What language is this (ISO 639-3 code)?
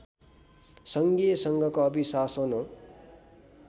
nep